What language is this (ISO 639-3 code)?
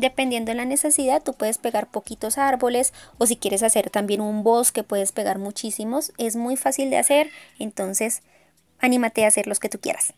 spa